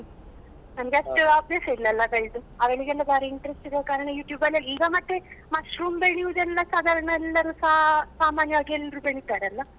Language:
Kannada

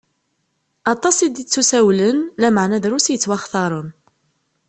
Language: Kabyle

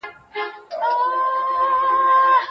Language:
Pashto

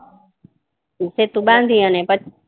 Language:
Gujarati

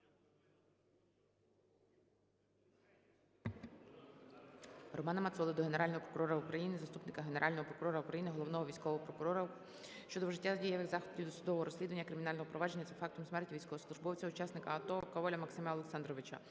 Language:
Ukrainian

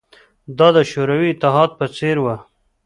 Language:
Pashto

